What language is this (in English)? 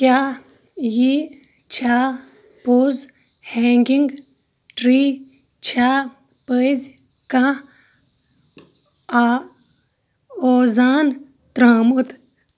Kashmiri